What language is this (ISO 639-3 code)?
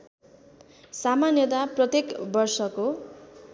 nep